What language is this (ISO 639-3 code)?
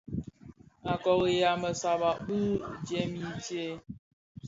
ksf